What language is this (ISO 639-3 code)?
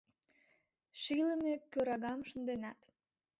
chm